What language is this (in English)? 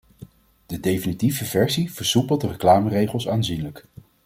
Dutch